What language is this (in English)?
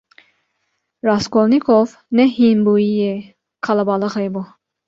Kurdish